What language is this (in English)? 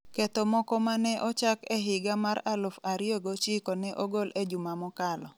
Luo (Kenya and Tanzania)